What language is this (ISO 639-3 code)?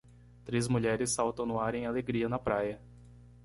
por